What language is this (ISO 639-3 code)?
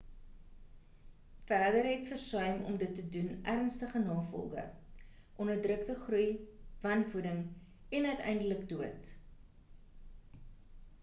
afr